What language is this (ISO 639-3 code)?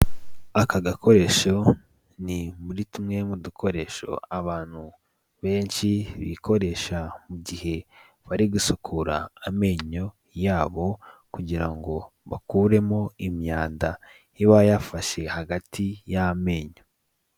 kin